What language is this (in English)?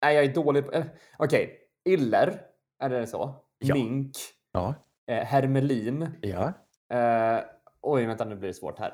Swedish